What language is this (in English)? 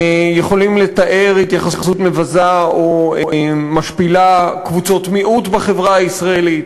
Hebrew